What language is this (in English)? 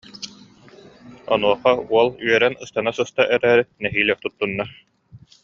Yakut